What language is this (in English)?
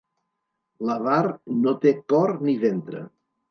Catalan